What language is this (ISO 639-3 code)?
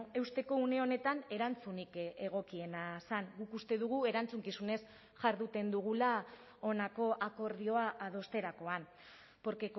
eus